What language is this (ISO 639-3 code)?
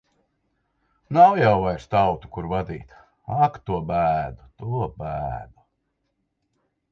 lav